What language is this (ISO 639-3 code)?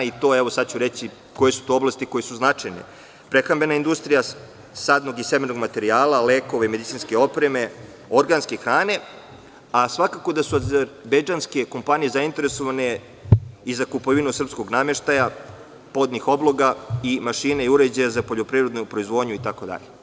srp